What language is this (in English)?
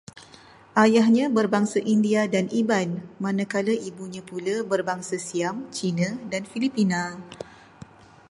Malay